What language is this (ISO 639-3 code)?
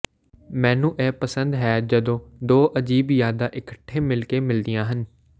pan